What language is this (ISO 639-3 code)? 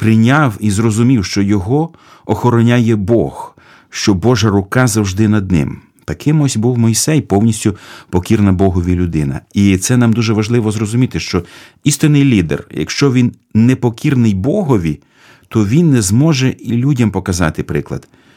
ukr